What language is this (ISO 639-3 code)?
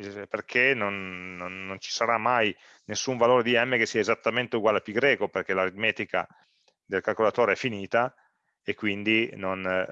ita